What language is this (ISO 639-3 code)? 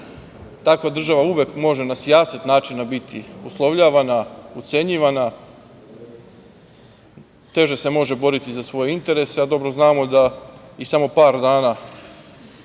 srp